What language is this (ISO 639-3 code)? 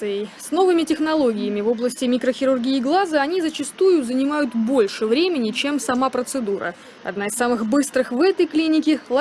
rus